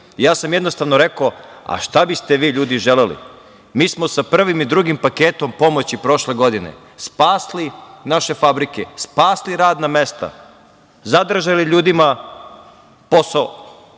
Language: Serbian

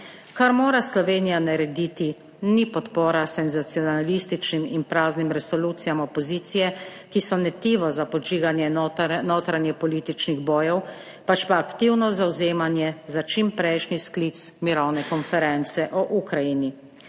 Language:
Slovenian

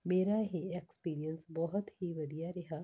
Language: Punjabi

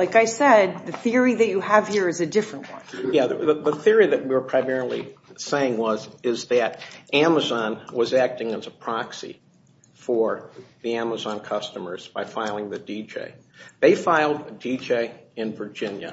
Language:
English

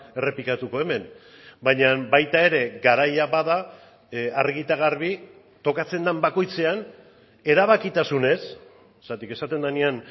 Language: Basque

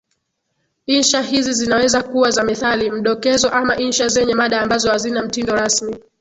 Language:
Swahili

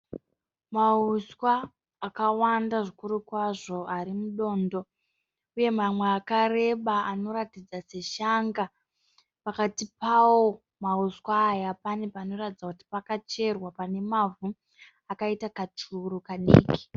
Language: Shona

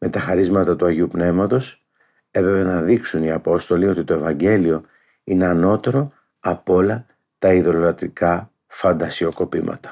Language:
Greek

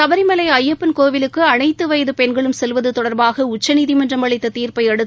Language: Tamil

